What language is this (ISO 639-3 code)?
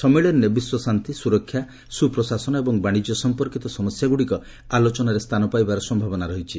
ori